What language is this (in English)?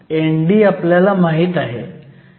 Marathi